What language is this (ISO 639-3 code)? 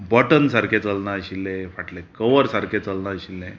kok